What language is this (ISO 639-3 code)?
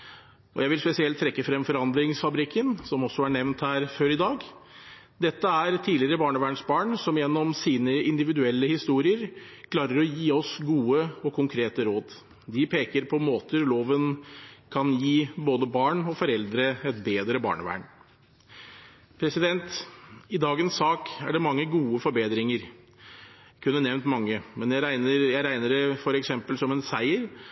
nob